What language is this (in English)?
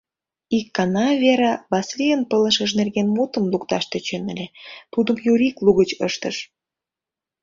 Mari